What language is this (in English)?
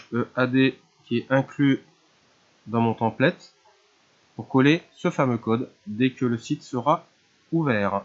French